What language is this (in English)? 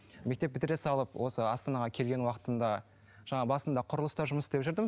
Kazakh